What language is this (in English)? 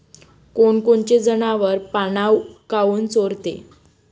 Marathi